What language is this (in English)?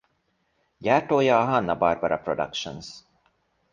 Hungarian